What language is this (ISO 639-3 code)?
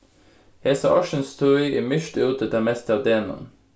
fao